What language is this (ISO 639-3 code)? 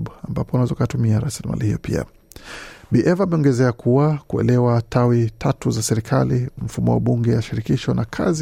swa